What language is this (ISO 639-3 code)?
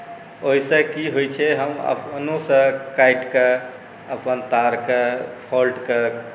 mai